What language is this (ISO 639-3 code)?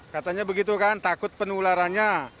ind